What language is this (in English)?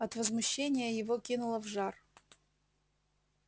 Russian